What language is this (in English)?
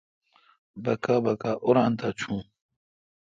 Kalkoti